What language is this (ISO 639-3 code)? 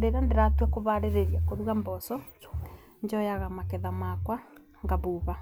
kik